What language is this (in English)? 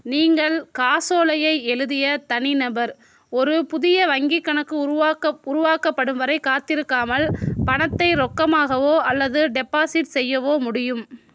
Tamil